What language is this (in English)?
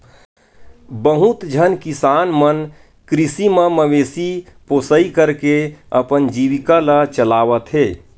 Chhattisgarhi